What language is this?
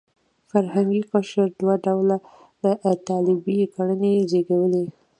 Pashto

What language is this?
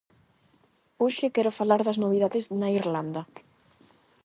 Galician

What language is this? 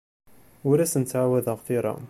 Kabyle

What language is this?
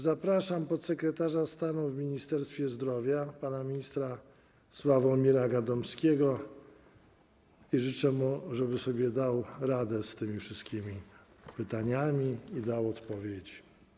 Polish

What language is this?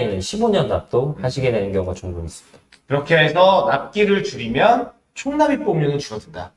Korean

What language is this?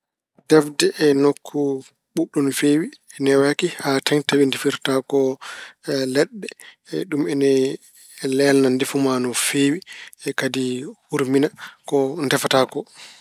Fula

